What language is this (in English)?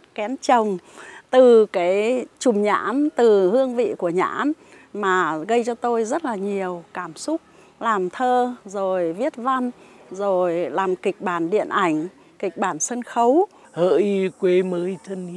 Vietnamese